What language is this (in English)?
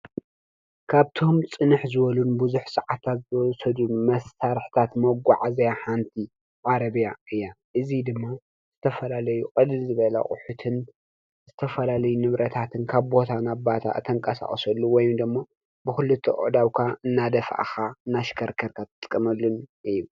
Tigrinya